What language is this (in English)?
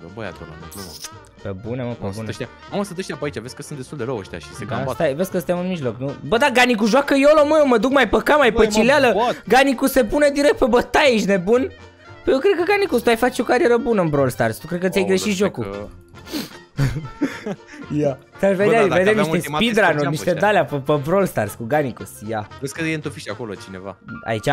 Romanian